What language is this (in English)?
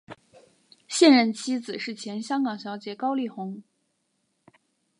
Chinese